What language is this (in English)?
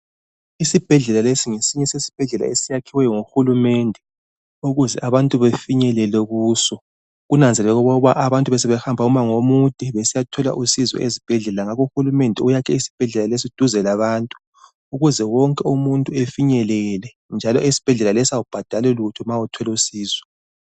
North Ndebele